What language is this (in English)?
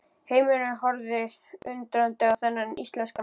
Icelandic